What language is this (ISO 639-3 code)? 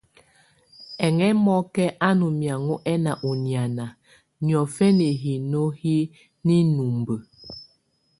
tvu